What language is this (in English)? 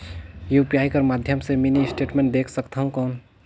Chhattisgarhi